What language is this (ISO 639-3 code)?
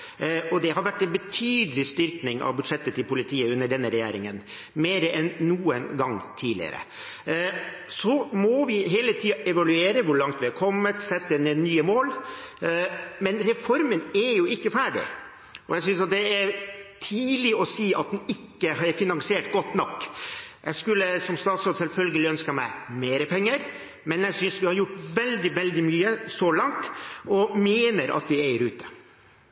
nor